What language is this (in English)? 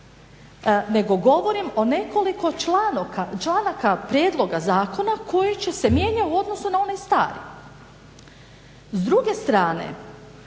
Croatian